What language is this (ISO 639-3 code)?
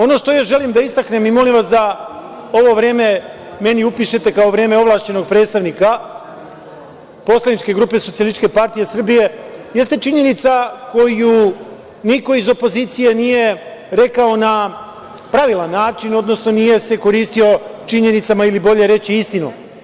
srp